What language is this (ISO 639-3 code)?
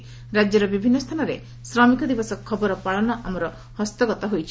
ori